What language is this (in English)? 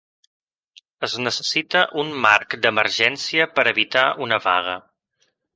Catalan